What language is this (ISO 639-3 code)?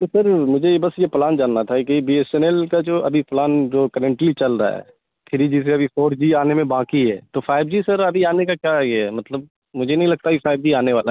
urd